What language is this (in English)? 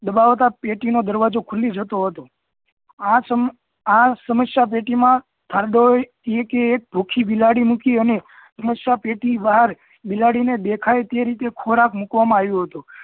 Gujarati